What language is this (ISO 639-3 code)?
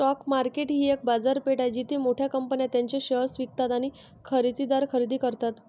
mar